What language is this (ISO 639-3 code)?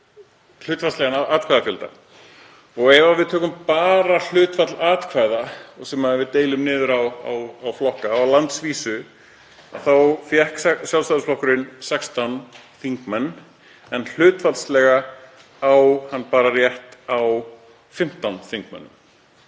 isl